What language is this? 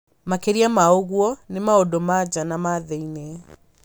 Kikuyu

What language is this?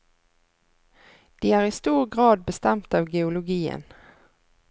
Norwegian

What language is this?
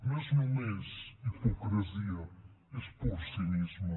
Catalan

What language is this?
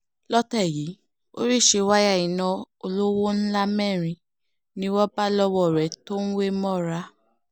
Yoruba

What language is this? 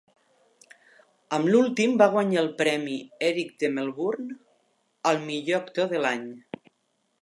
Catalan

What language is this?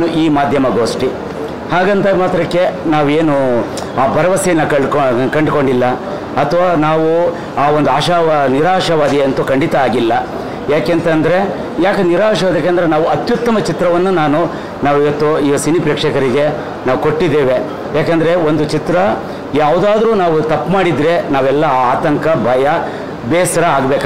Hindi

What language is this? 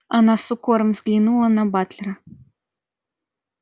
Russian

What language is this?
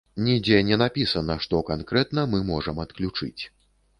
Belarusian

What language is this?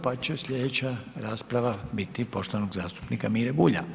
Croatian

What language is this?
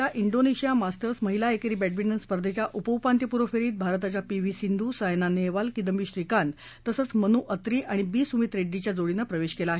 Marathi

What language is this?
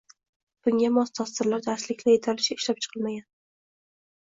Uzbek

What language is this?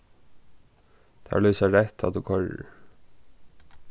Faroese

